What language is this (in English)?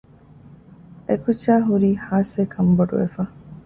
Divehi